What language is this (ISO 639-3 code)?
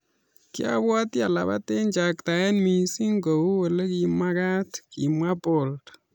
kln